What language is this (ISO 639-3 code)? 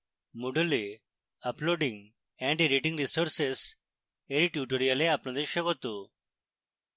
ben